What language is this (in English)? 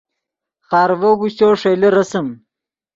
Yidgha